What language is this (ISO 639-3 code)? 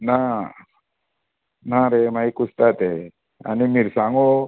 kok